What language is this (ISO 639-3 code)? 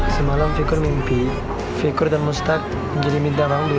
ind